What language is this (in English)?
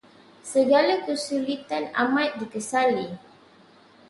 Malay